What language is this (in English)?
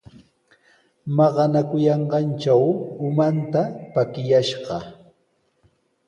Sihuas Ancash Quechua